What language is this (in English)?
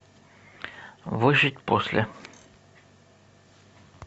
Russian